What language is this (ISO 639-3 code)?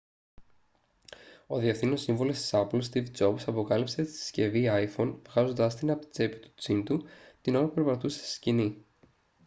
ell